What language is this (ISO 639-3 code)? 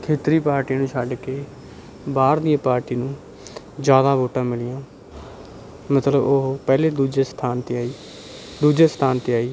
pan